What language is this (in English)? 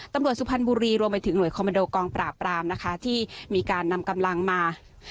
Thai